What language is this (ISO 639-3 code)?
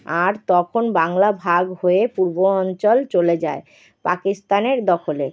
ben